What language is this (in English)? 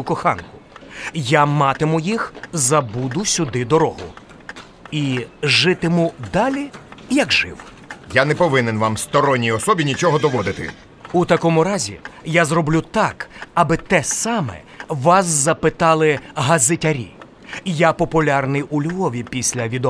Ukrainian